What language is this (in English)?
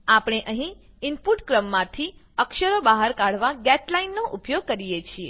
Gujarati